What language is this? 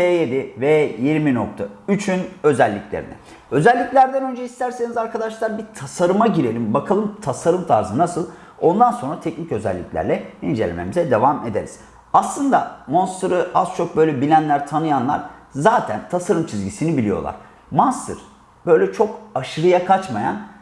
Turkish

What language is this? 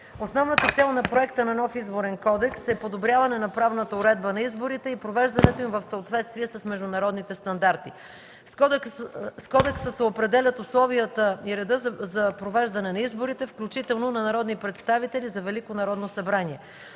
Bulgarian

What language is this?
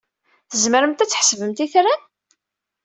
Kabyle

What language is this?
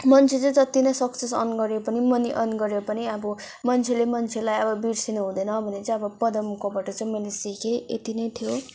Nepali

